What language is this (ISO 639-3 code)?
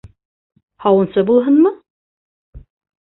bak